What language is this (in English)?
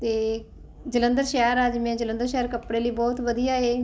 Punjabi